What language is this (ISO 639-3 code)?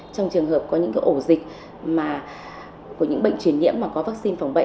vie